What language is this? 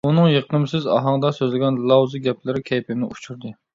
Uyghur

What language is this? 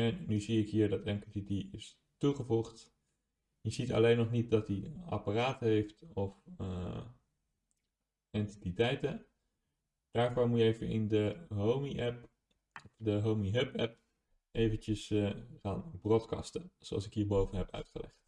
Dutch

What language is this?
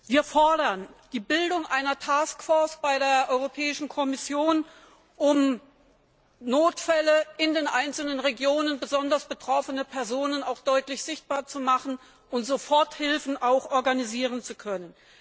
German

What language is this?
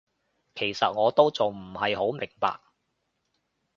Cantonese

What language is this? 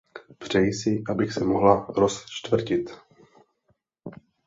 Czech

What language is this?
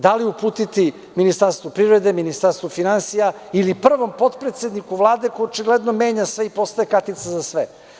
Serbian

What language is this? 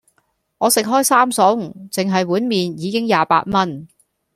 Cantonese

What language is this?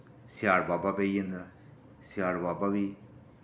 Dogri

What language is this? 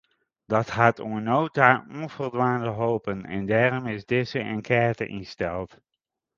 Western Frisian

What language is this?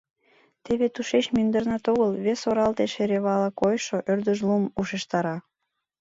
Mari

